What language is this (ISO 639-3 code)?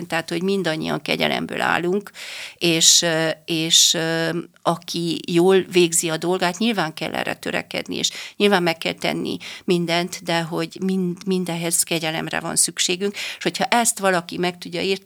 hun